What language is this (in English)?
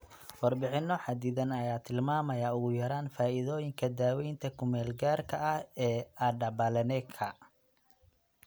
Somali